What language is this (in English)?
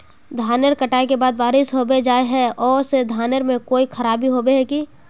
Magahi